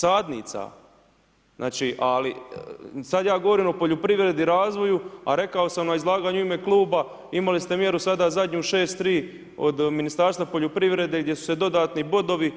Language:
Croatian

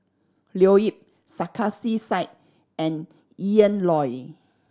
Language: English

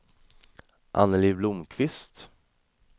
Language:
Swedish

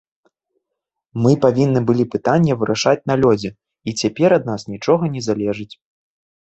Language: Belarusian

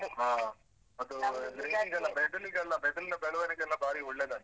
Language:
Kannada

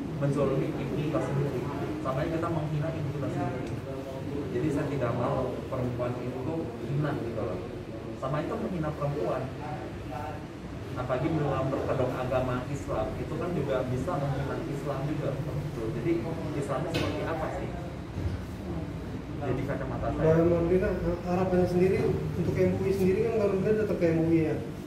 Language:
Indonesian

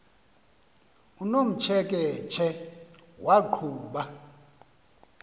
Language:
Xhosa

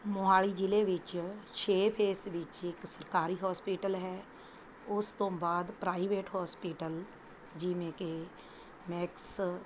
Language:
Punjabi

